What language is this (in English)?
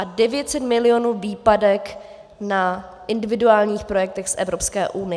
Czech